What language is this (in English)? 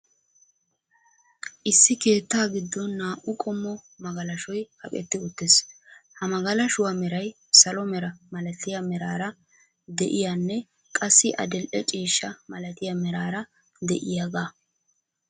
Wolaytta